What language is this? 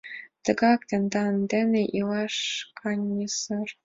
Mari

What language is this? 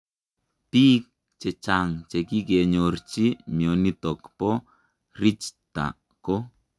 Kalenjin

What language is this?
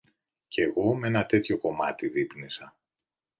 Greek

